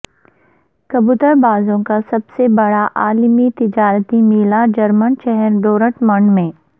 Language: Urdu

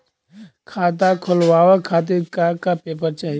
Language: Bhojpuri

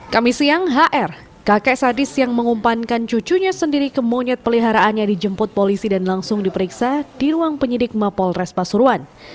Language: Indonesian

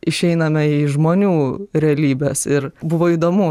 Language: Lithuanian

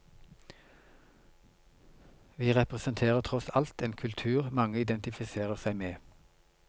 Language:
Norwegian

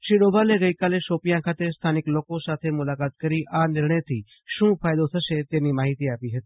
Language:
Gujarati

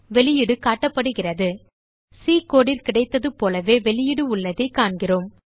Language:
Tamil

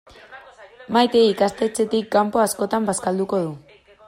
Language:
Basque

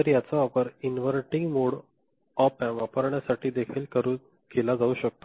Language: Marathi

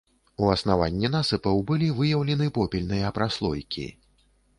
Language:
Belarusian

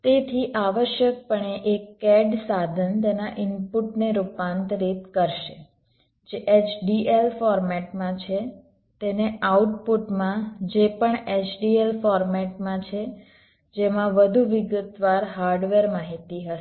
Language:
Gujarati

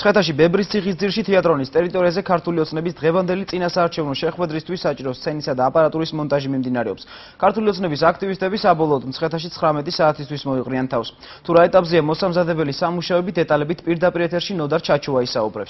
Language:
Romanian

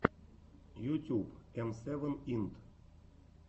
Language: Russian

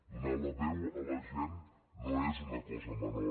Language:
Catalan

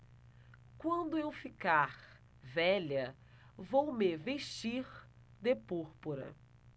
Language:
Portuguese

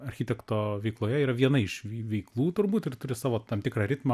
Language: Lithuanian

